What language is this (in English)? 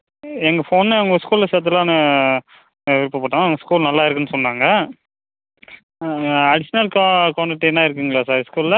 Tamil